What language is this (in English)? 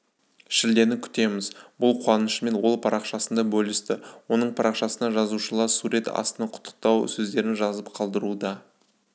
Kazakh